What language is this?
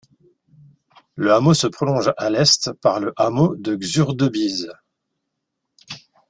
French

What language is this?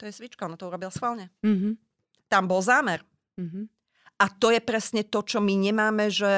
Slovak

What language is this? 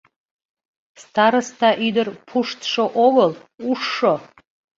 Mari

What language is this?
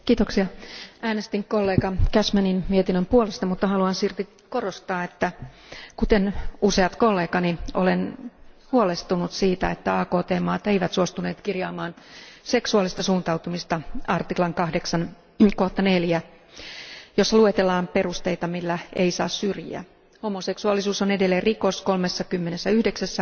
Finnish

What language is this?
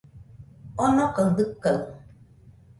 Nüpode Huitoto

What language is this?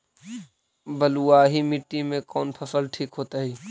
Magahi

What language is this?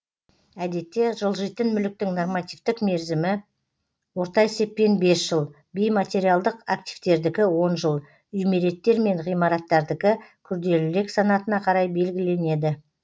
Kazakh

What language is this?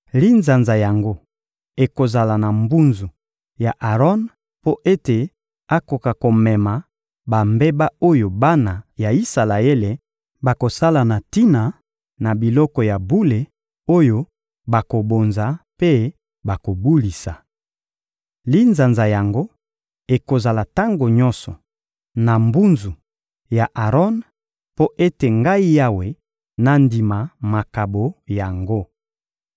Lingala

